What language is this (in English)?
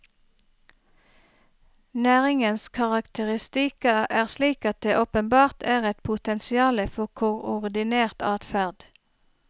Norwegian